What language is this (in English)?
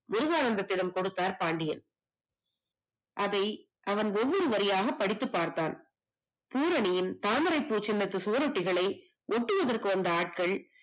Tamil